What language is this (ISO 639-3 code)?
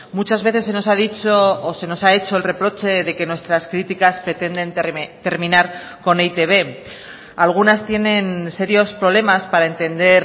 spa